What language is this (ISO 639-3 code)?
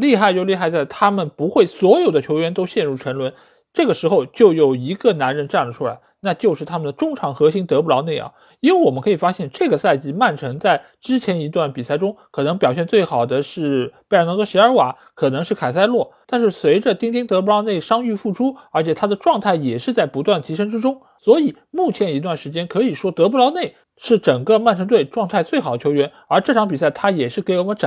zho